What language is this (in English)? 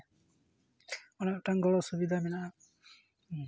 Santali